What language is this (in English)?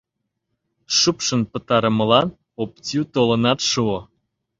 Mari